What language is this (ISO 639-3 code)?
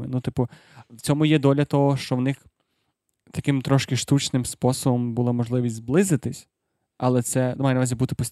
ukr